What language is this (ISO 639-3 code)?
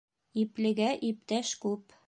bak